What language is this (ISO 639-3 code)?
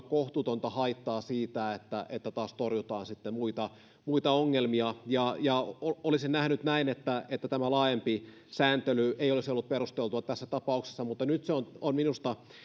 fin